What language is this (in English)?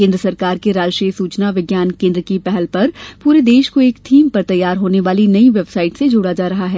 Hindi